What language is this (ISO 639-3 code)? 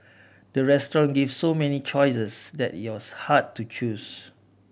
eng